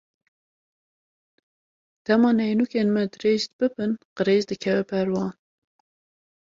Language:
Kurdish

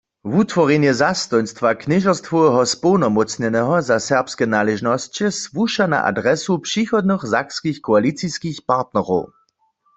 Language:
Upper Sorbian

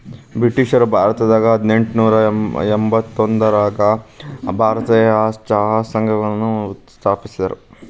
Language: Kannada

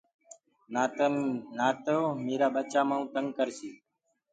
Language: Gurgula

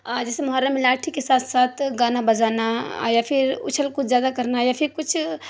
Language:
Urdu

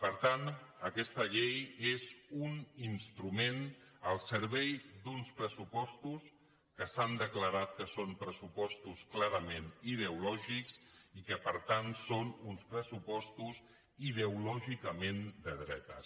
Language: Catalan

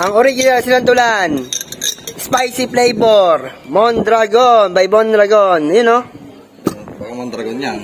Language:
Filipino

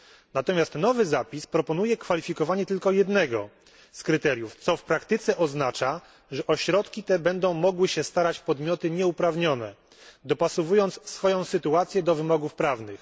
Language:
Polish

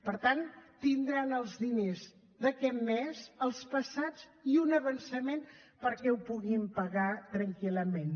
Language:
Catalan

